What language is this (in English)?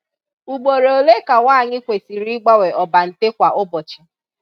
Igbo